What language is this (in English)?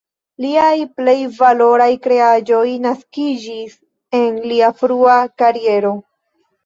Esperanto